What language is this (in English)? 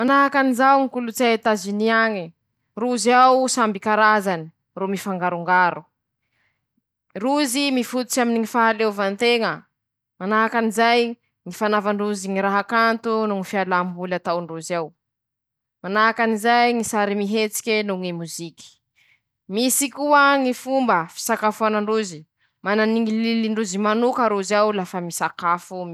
Masikoro Malagasy